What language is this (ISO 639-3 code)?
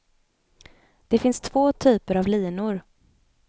swe